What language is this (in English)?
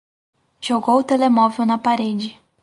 Portuguese